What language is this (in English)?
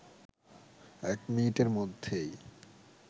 Bangla